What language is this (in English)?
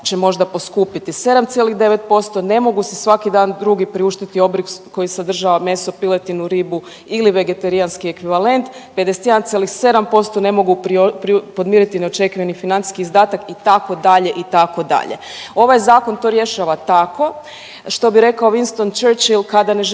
Croatian